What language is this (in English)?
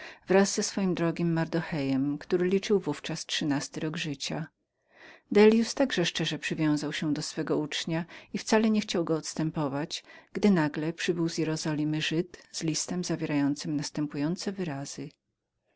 Polish